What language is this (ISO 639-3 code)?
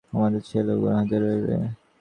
ben